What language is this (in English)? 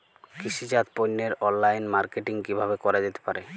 Bangla